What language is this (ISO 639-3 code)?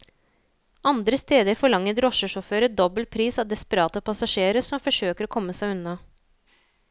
nor